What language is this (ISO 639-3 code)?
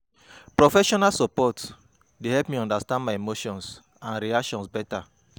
pcm